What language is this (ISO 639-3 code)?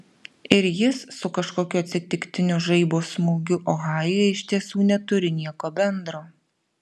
lit